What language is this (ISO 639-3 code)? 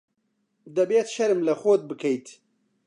ckb